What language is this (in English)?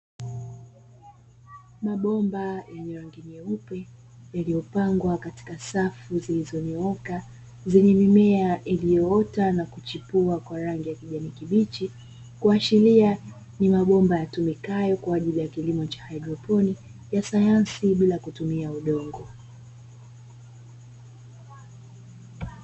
Swahili